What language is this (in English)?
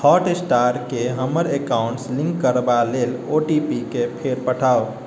Maithili